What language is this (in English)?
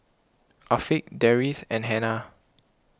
English